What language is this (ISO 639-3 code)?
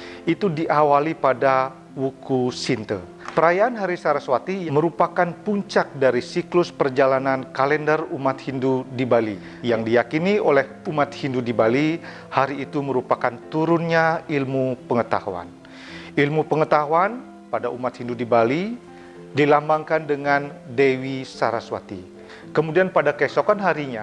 ind